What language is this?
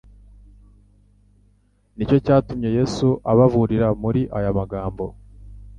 Kinyarwanda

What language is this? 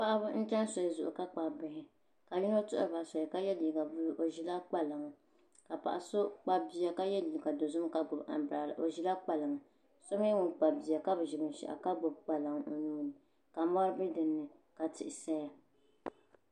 Dagbani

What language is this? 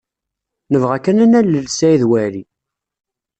Kabyle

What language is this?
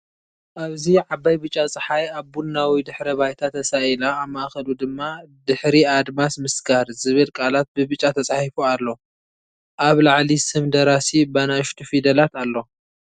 Tigrinya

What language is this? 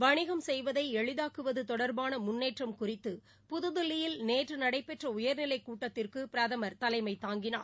Tamil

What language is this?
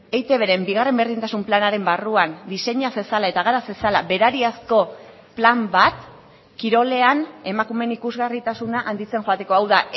Basque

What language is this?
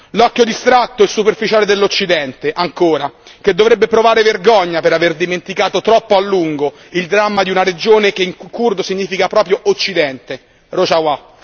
Italian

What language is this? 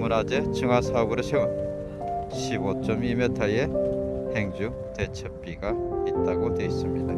Korean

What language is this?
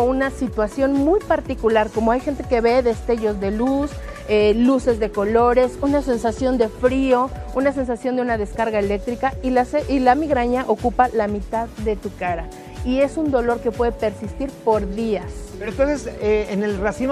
Spanish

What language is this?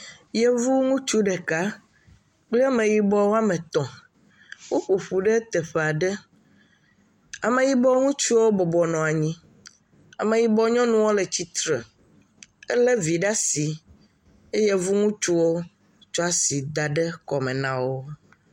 Ewe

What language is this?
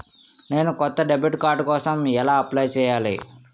Telugu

